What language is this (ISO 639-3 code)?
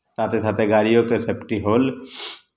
mai